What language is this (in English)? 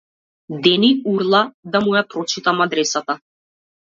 Macedonian